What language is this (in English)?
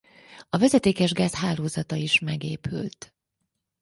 Hungarian